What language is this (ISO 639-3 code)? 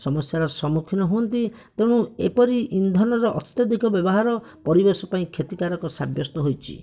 ori